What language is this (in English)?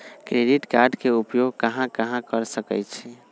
Magahi